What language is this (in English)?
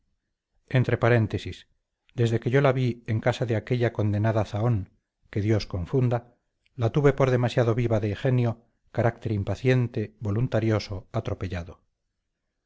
Spanish